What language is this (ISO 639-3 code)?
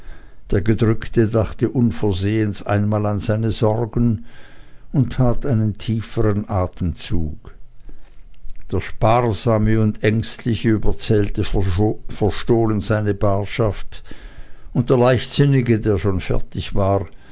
deu